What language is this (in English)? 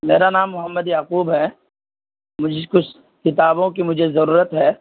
Urdu